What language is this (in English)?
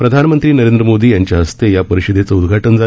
Marathi